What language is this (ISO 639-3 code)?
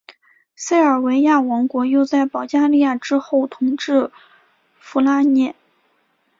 zho